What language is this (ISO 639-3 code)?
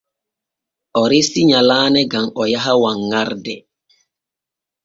fue